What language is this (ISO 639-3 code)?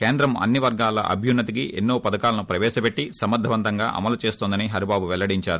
tel